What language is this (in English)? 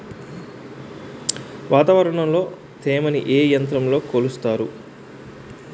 Telugu